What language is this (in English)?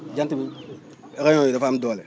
Wolof